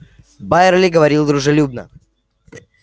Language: Russian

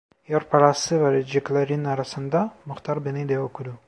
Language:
Turkish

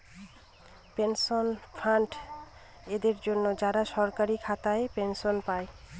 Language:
Bangla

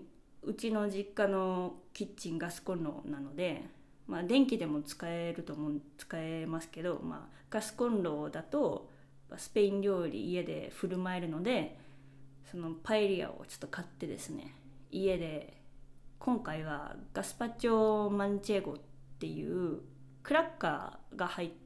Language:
Japanese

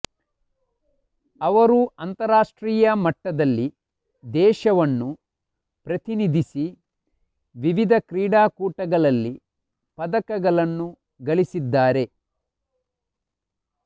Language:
Kannada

